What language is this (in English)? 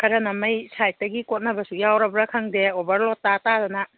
Manipuri